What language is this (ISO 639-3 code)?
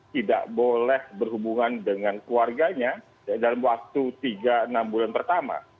ind